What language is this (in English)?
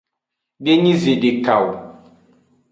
Aja (Benin)